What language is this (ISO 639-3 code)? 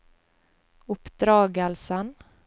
nor